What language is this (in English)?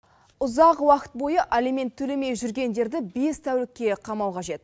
Kazakh